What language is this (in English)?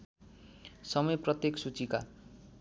Nepali